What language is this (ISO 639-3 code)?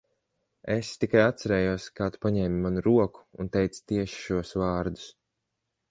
lav